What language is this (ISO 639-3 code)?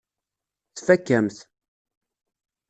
kab